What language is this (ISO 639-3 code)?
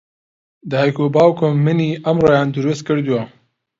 ckb